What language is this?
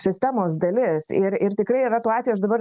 Lithuanian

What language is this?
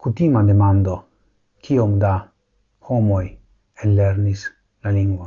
Italian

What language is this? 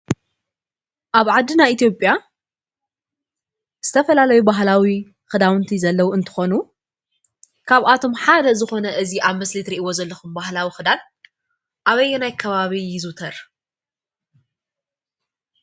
Tigrinya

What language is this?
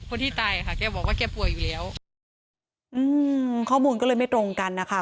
Thai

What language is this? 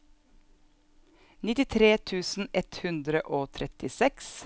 Norwegian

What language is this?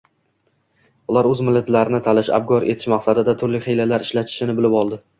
Uzbek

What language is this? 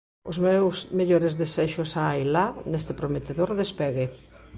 Galician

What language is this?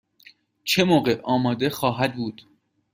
Persian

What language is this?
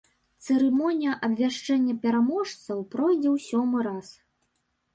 Belarusian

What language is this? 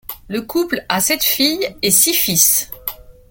French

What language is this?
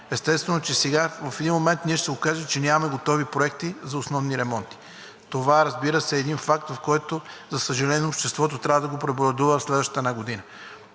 Bulgarian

